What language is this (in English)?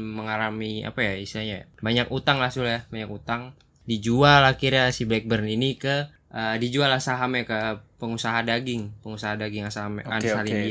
Indonesian